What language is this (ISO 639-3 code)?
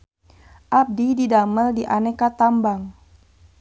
sun